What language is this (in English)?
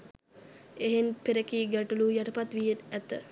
Sinhala